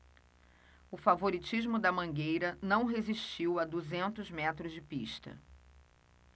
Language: Portuguese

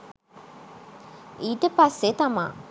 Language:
Sinhala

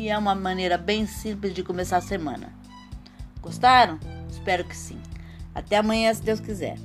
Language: Portuguese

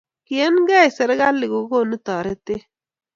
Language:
Kalenjin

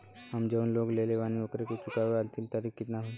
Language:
Bhojpuri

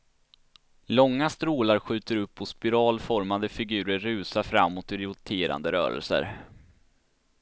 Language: Swedish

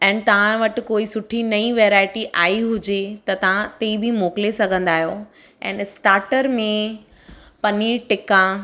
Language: Sindhi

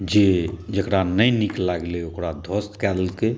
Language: Maithili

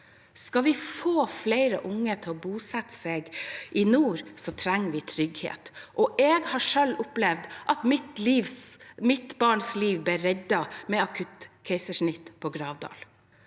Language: Norwegian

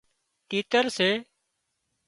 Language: Wadiyara Koli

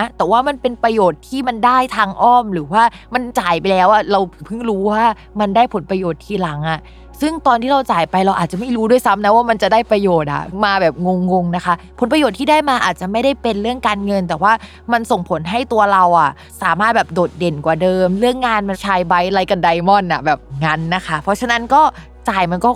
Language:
Thai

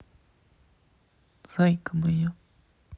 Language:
Russian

